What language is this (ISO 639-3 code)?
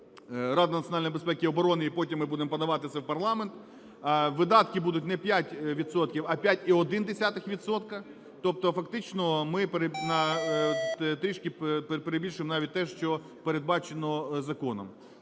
ukr